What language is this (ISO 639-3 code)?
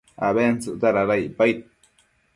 mcf